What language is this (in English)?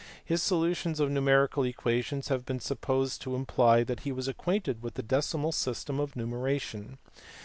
English